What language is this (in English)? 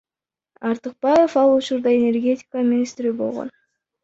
Kyrgyz